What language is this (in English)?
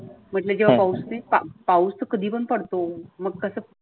Marathi